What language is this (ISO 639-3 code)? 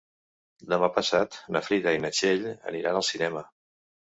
cat